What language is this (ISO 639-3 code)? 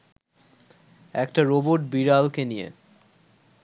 ben